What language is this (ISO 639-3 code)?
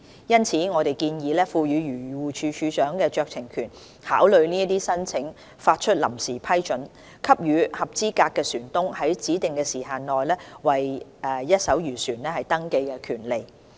yue